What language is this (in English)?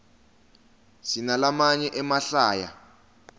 Swati